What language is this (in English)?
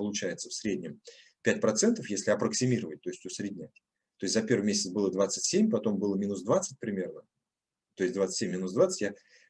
Russian